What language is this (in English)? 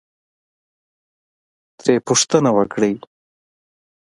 Pashto